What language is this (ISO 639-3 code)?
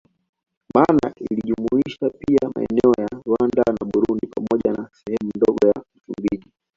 swa